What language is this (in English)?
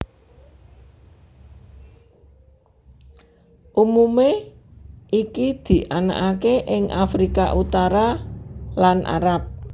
Javanese